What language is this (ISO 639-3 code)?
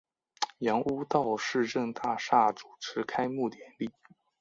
zho